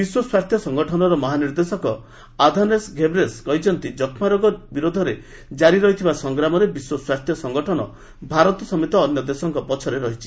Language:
Odia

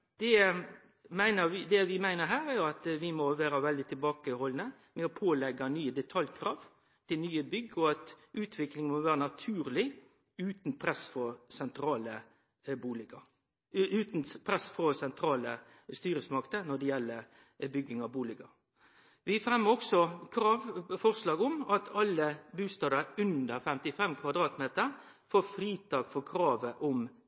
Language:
Norwegian Nynorsk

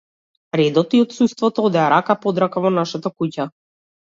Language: Macedonian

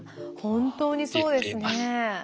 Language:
Japanese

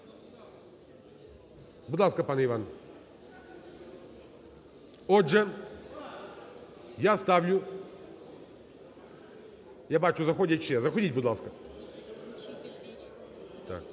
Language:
Ukrainian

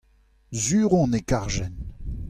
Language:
Breton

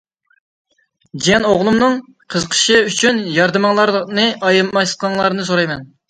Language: Uyghur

